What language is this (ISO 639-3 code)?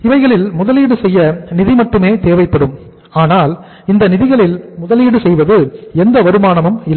tam